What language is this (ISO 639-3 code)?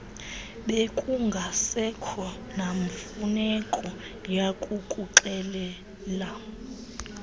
xho